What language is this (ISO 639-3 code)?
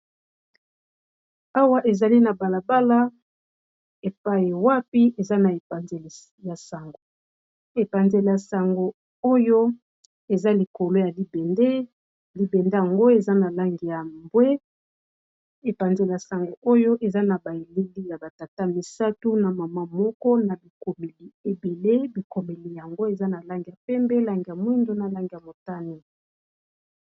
lin